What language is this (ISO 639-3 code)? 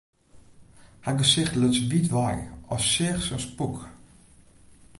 fry